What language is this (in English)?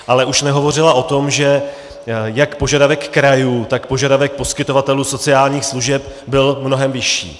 Czech